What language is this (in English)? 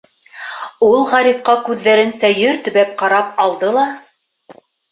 Bashkir